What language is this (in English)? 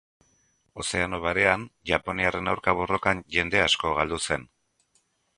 Basque